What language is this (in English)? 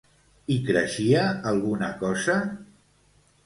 Catalan